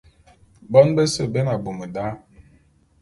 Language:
Bulu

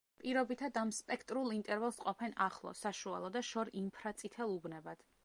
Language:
Georgian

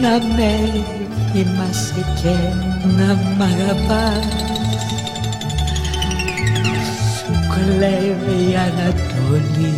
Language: Greek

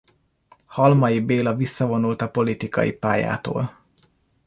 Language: Hungarian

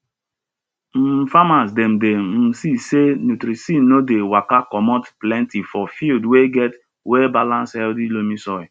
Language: Nigerian Pidgin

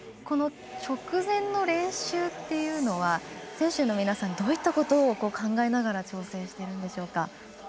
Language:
Japanese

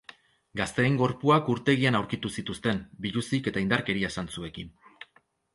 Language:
Basque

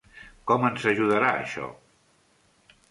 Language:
Catalan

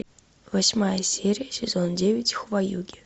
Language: Russian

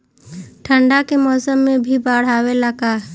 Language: Bhojpuri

